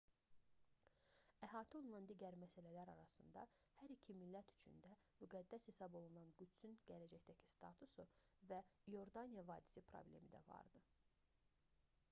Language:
Azerbaijani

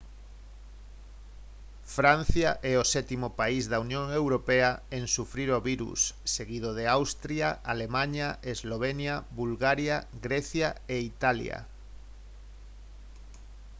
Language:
Galician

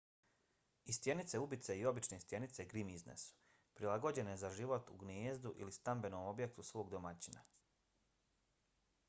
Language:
Bosnian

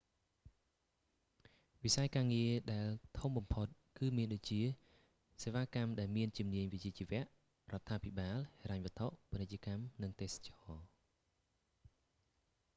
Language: Khmer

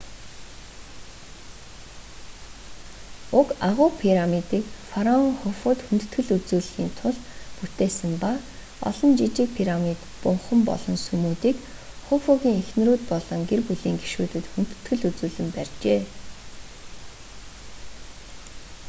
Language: Mongolian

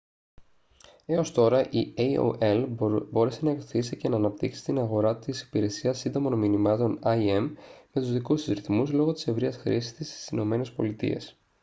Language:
Greek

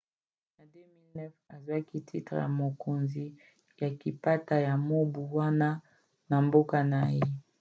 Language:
Lingala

